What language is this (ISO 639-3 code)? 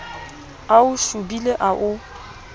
sot